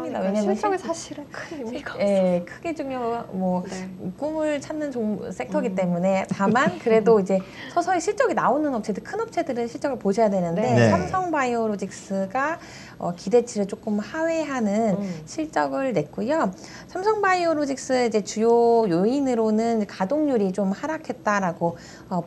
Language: Korean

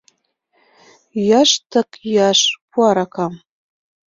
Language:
Mari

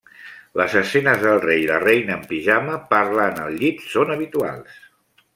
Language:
Catalan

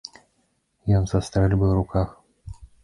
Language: Belarusian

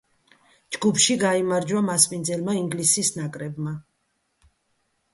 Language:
Georgian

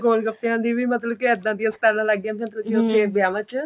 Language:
Punjabi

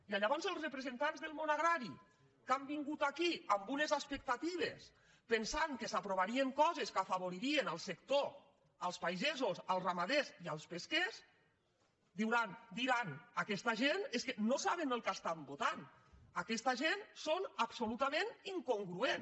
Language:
Catalan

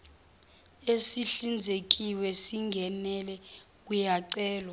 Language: Zulu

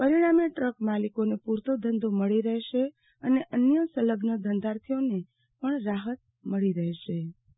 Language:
Gujarati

